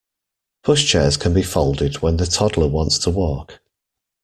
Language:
English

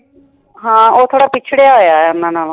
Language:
Punjabi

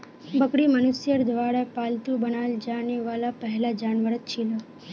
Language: Magahi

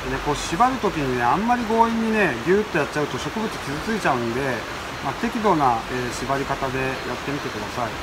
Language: Japanese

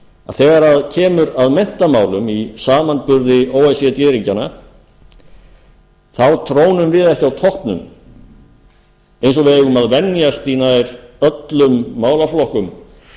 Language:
Icelandic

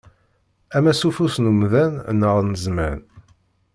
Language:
Kabyle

